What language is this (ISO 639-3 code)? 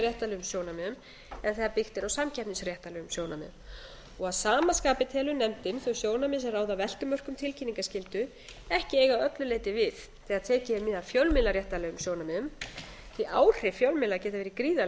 isl